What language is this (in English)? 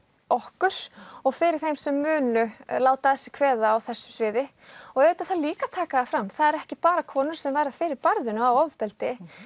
Icelandic